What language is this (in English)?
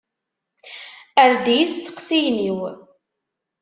Kabyle